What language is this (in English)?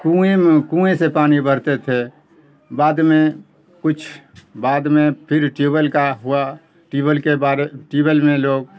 Urdu